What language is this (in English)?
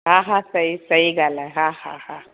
Sindhi